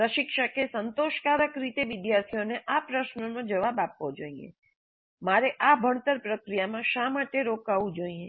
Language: Gujarati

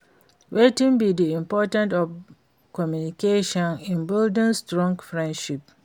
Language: Nigerian Pidgin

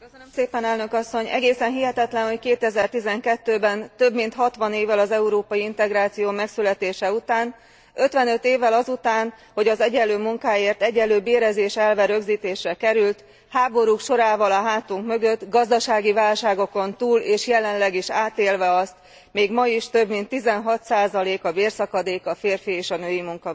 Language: Hungarian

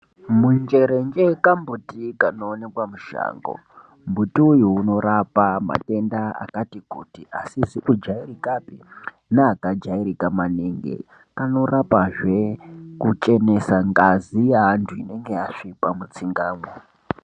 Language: Ndau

